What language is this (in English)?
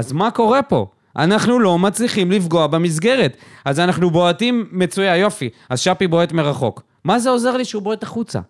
Hebrew